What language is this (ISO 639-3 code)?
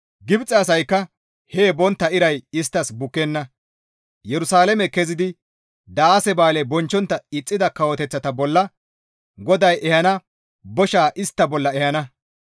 gmv